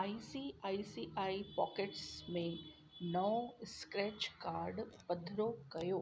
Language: Sindhi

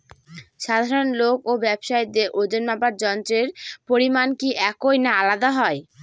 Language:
Bangla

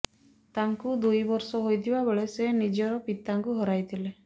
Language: Odia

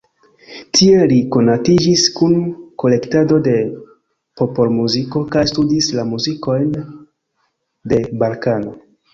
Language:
Esperanto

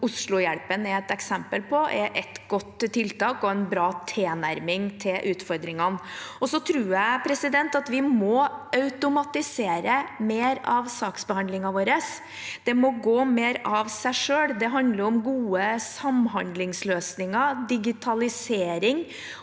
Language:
Norwegian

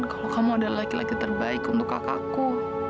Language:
Indonesian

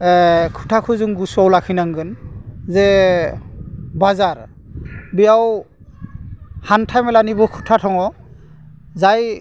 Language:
Bodo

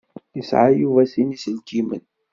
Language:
Kabyle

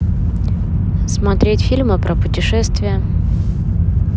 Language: Russian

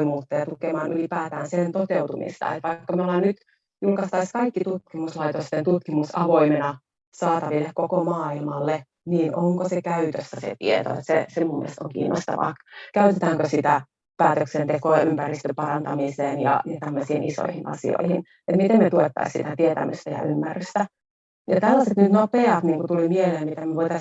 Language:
Finnish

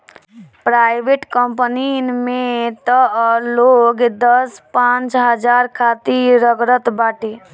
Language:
Bhojpuri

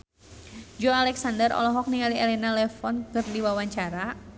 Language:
Sundanese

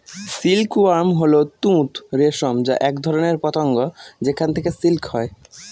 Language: Bangla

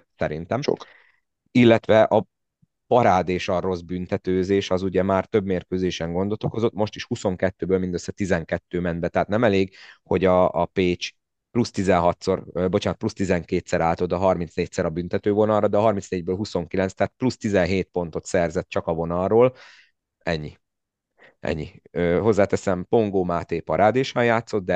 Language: Hungarian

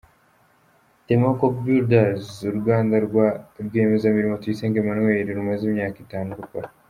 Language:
Kinyarwanda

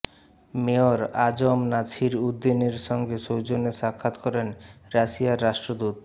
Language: Bangla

